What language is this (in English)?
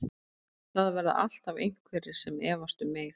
Icelandic